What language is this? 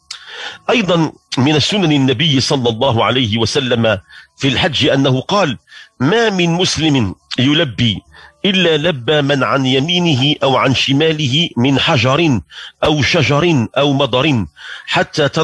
Arabic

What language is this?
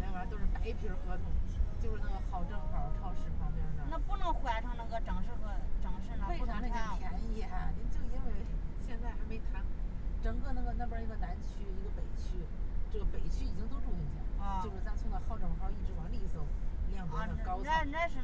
Chinese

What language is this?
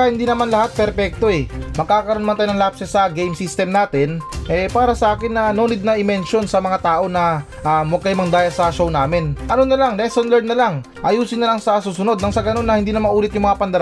Filipino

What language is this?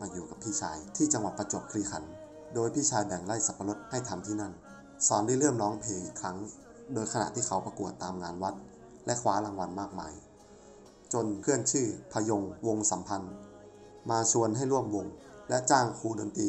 Thai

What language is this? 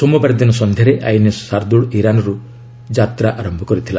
Odia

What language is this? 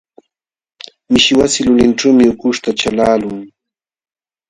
Jauja Wanca Quechua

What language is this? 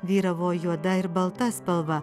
Lithuanian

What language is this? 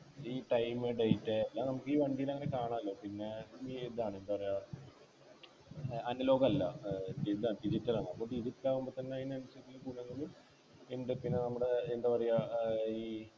Malayalam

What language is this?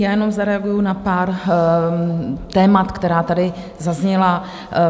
Czech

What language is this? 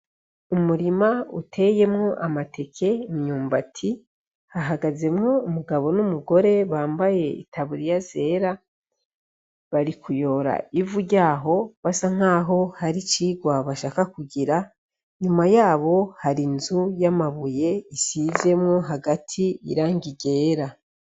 Rundi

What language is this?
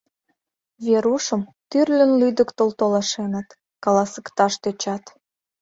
Mari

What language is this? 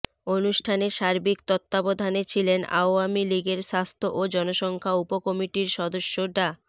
Bangla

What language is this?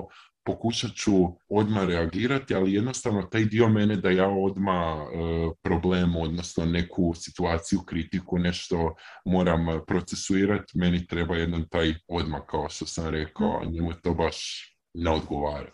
Croatian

